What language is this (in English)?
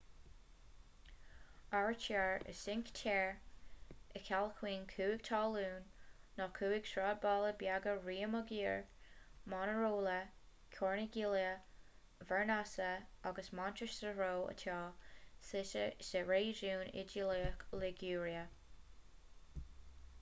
Irish